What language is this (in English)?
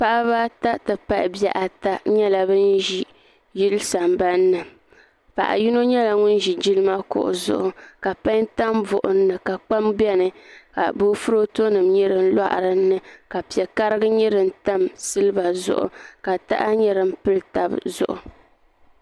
Dagbani